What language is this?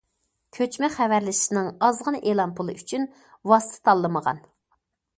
Uyghur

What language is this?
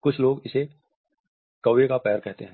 Hindi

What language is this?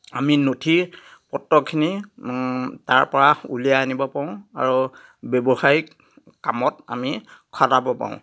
Assamese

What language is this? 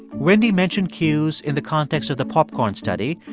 English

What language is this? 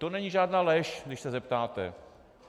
Czech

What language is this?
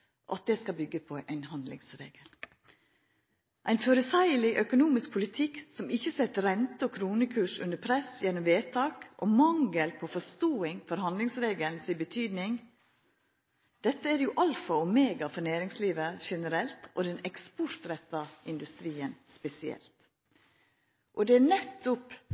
Norwegian Nynorsk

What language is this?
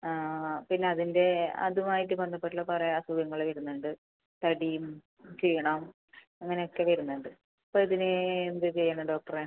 Malayalam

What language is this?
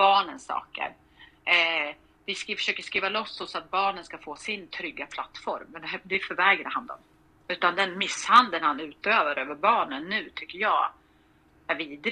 Swedish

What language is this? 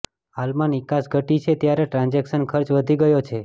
Gujarati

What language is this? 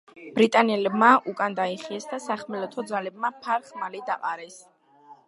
Georgian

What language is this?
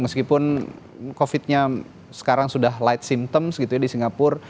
Indonesian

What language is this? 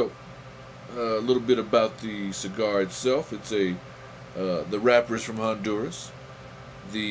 English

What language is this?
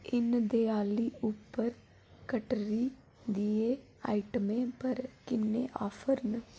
Dogri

